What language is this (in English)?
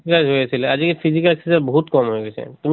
Assamese